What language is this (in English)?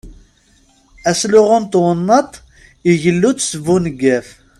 Kabyle